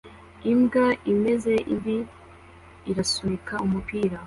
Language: Kinyarwanda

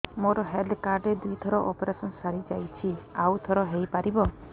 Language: Odia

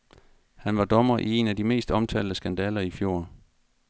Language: Danish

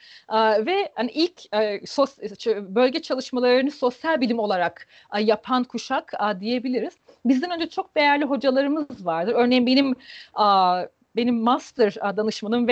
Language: Turkish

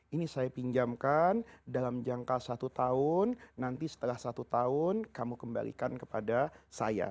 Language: Indonesian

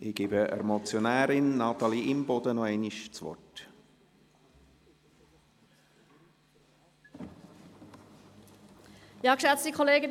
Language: Swiss German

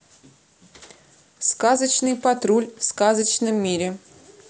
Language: Russian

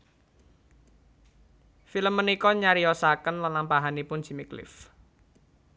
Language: Javanese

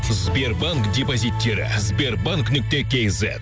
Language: Kazakh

